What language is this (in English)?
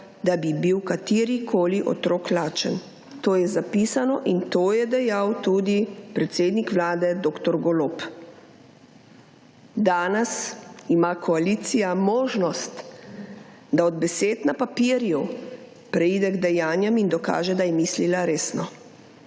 Slovenian